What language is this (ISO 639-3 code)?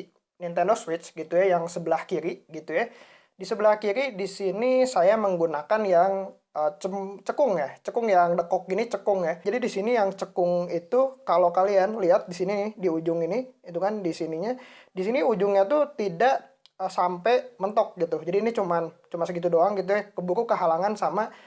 ind